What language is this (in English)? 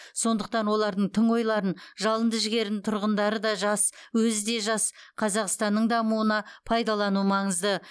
Kazakh